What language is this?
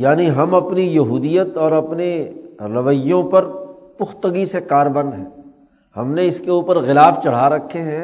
Urdu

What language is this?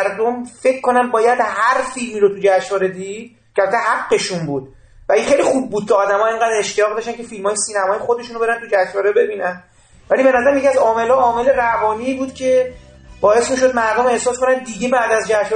Persian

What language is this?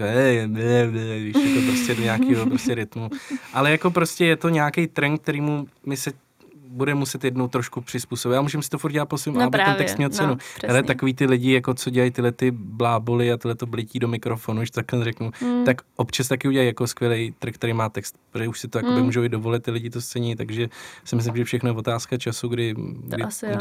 Czech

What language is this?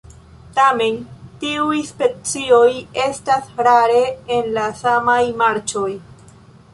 Esperanto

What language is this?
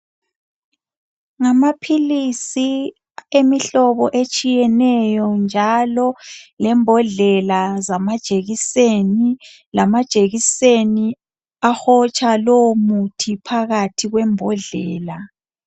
North Ndebele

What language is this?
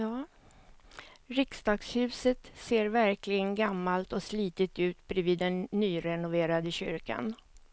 Swedish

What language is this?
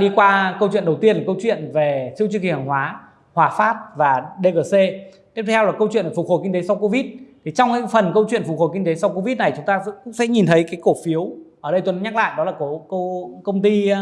Vietnamese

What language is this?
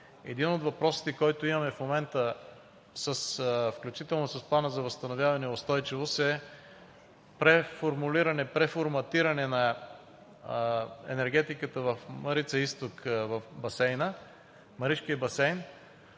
Bulgarian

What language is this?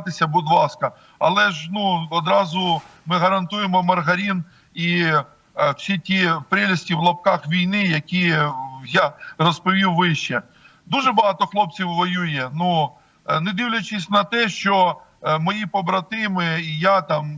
Ukrainian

